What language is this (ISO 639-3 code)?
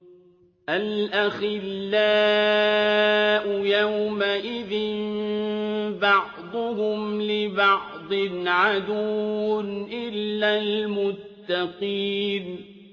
ara